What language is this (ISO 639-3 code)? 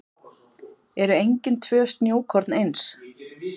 isl